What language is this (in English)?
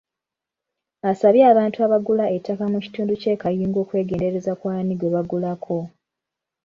Ganda